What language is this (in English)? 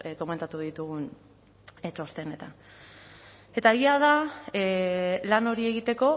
Basque